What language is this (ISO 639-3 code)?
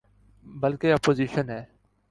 urd